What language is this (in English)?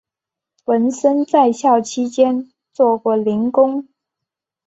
Chinese